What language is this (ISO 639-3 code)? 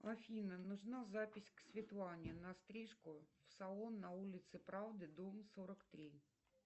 rus